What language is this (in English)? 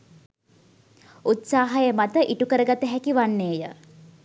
Sinhala